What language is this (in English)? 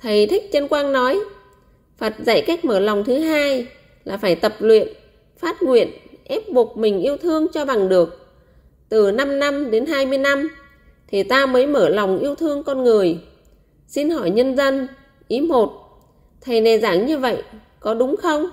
Vietnamese